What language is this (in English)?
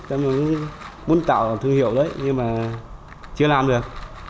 Vietnamese